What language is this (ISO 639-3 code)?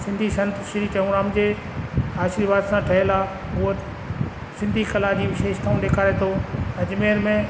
snd